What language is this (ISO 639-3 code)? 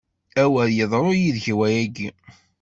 kab